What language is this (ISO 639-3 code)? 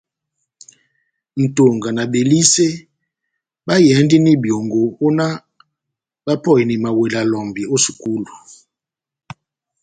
bnm